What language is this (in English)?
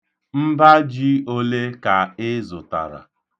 Igbo